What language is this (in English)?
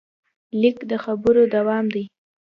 Pashto